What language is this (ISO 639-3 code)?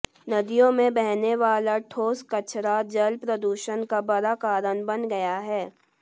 hin